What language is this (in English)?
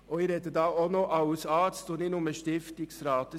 Swiss German